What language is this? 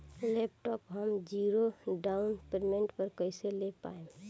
Bhojpuri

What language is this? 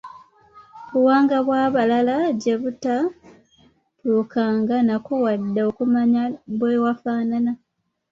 Ganda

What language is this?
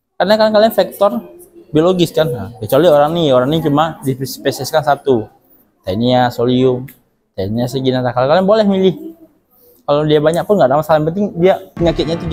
Indonesian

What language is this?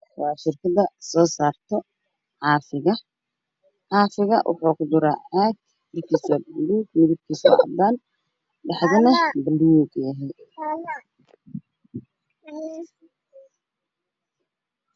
Somali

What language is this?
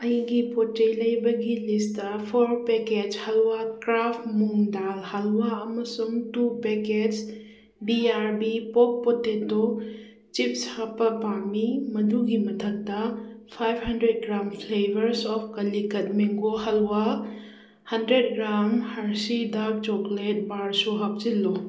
Manipuri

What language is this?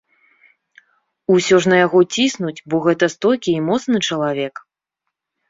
Belarusian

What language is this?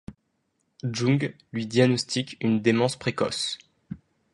French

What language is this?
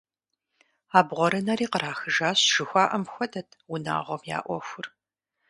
Kabardian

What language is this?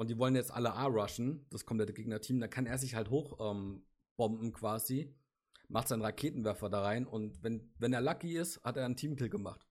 German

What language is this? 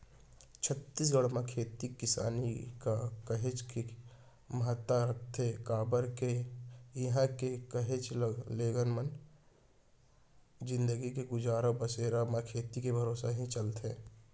Chhattisgarhi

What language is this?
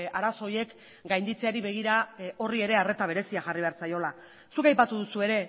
Basque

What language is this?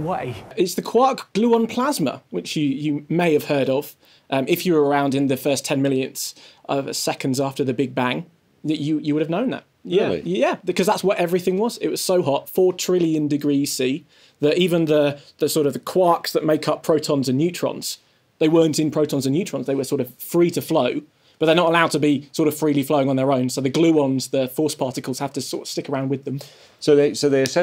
English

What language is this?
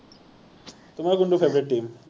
Assamese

